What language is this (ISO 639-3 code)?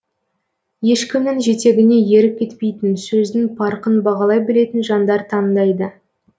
kaz